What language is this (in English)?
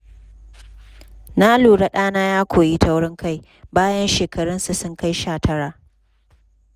Hausa